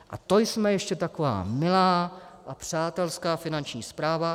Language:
Czech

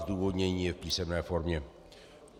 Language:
Czech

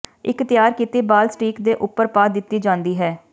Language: Punjabi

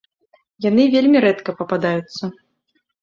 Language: Belarusian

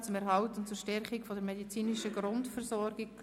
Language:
Swiss German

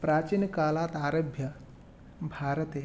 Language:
Sanskrit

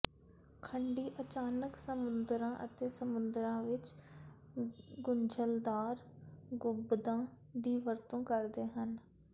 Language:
Punjabi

